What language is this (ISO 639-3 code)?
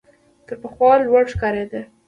pus